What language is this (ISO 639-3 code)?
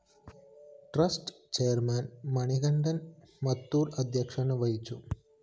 mal